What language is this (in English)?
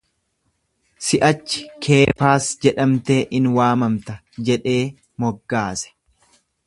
Oromo